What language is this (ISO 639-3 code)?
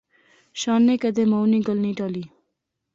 phr